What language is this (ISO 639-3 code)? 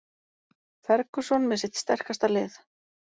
isl